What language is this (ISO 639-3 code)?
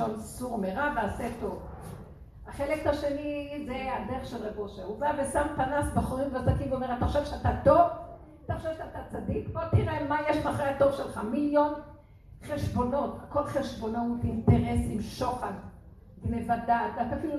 heb